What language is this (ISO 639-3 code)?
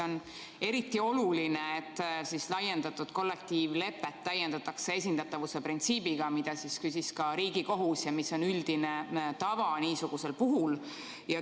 est